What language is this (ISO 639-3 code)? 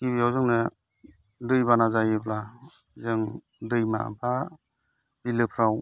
brx